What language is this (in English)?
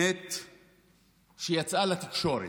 Hebrew